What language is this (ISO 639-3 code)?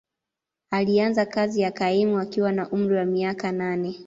swa